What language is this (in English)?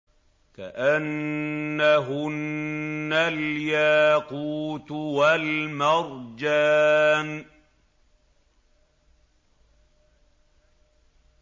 Arabic